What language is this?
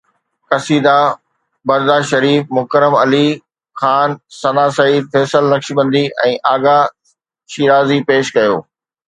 Sindhi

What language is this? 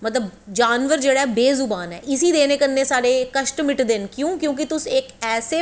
Dogri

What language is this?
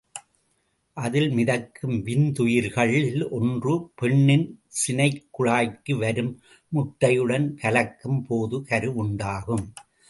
Tamil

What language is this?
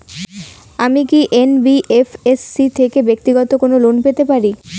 Bangla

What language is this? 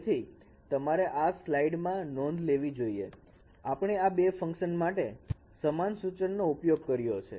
Gujarati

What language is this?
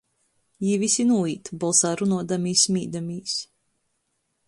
Latgalian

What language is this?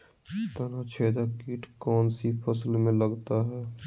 Magahi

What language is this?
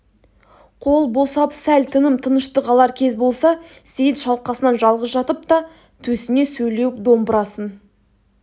Kazakh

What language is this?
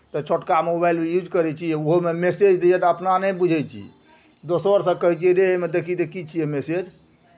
Maithili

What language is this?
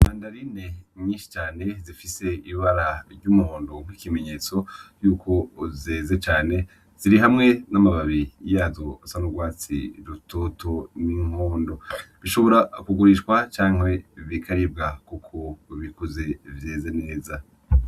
Rundi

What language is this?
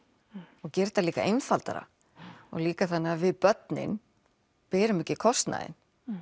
Icelandic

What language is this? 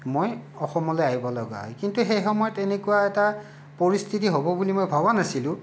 Assamese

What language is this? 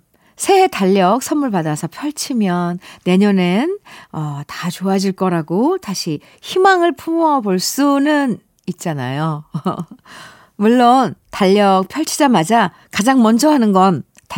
Korean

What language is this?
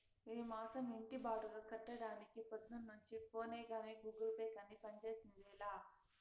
Telugu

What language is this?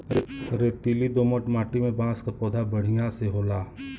Bhojpuri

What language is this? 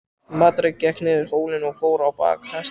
Icelandic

